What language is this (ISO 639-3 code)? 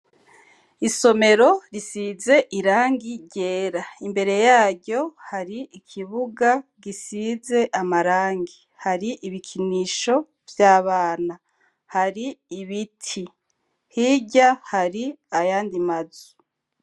run